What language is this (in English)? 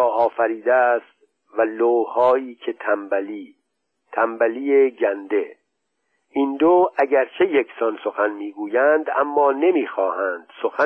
Persian